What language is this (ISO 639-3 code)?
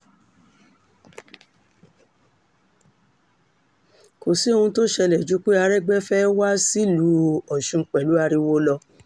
yor